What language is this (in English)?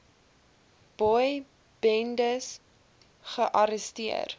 Afrikaans